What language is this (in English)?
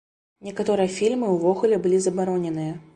Belarusian